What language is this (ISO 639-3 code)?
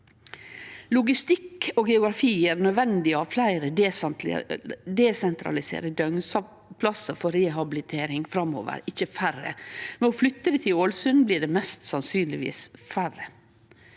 nor